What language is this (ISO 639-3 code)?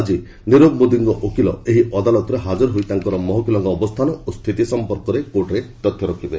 ori